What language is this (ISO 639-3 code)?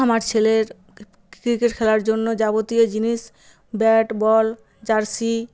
ben